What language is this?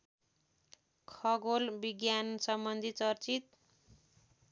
Nepali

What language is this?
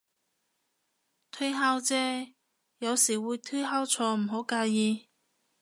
Cantonese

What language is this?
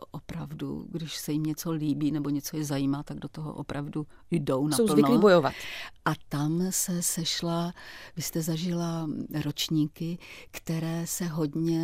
Czech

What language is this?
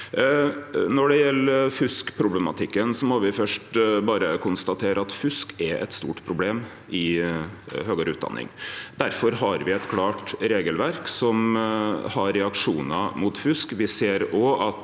Norwegian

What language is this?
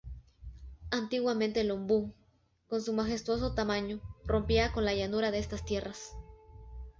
Spanish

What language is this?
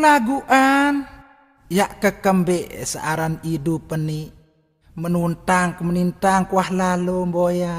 Indonesian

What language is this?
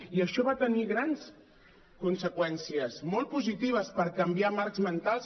Catalan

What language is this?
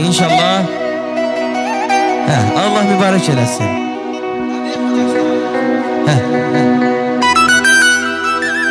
Arabic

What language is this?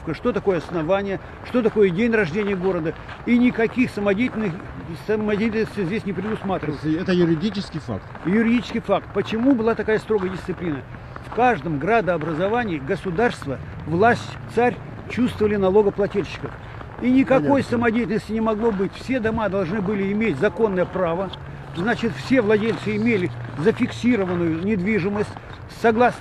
Russian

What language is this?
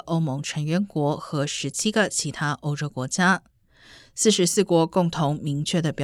Chinese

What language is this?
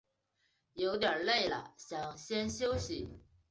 Chinese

